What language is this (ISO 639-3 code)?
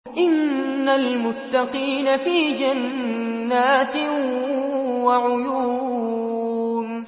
ara